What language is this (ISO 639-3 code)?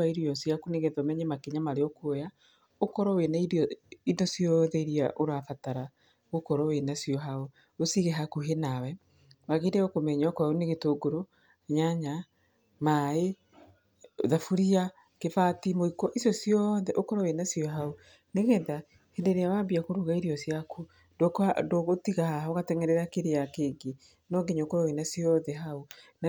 kik